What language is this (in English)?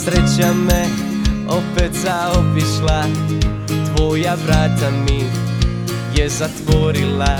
Croatian